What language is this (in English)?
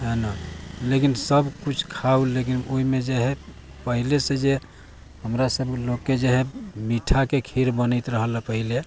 Maithili